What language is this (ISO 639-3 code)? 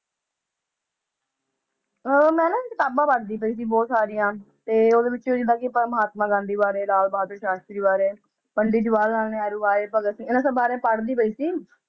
pan